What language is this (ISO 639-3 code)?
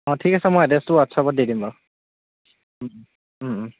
asm